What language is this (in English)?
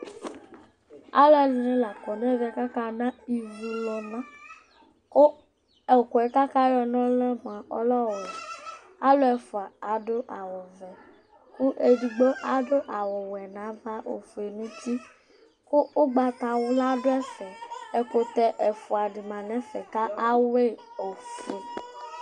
Ikposo